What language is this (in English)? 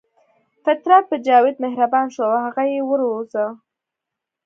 Pashto